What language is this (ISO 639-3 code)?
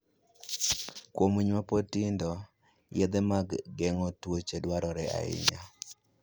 luo